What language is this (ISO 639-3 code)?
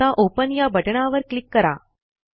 mar